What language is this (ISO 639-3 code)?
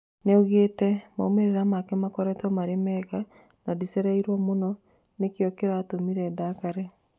kik